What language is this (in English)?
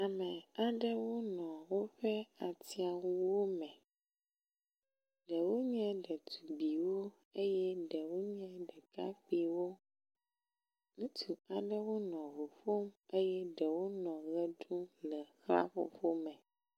Ewe